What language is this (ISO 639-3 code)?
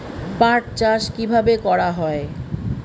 ben